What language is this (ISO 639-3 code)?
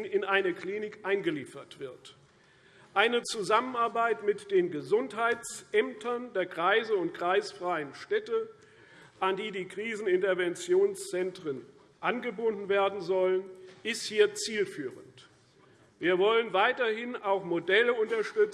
deu